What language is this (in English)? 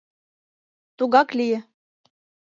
Mari